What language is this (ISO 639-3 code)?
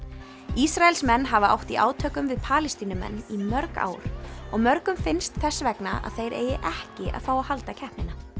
isl